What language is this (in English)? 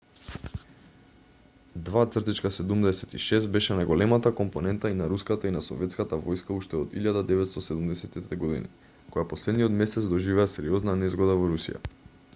Macedonian